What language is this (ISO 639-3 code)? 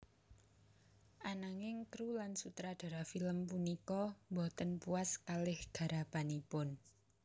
jav